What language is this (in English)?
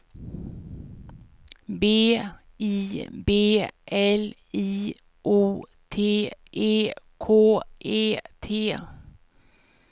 Swedish